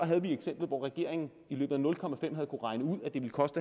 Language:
Danish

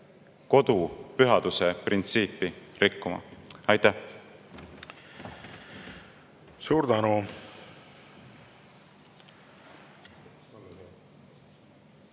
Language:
Estonian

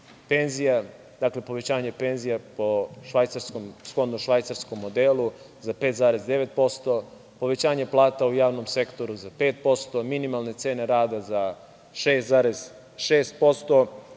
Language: Serbian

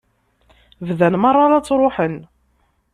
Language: Kabyle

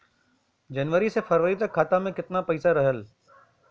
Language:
Bhojpuri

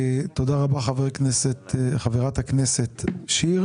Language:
Hebrew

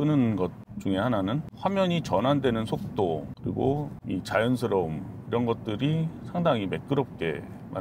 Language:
Korean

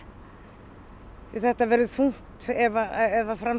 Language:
Icelandic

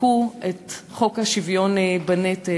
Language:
Hebrew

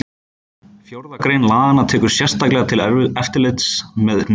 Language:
Icelandic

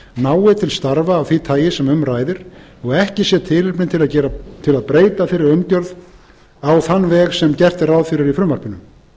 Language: Icelandic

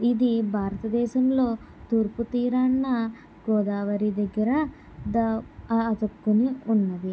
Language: Telugu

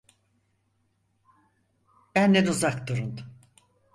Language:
Turkish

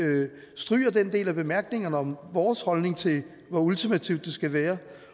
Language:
Danish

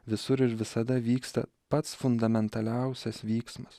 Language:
Lithuanian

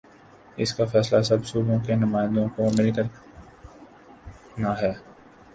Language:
Urdu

